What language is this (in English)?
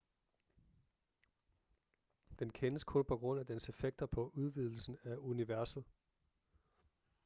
Danish